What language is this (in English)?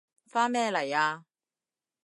Cantonese